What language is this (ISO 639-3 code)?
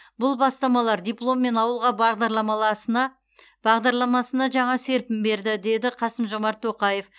kaz